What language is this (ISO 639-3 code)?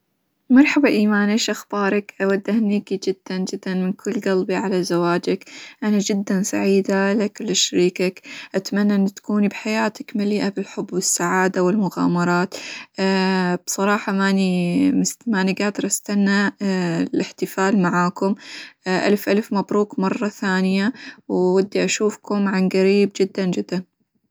acw